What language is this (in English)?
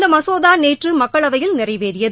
Tamil